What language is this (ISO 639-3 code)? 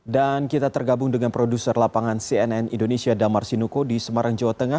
ind